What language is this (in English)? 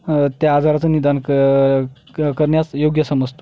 Marathi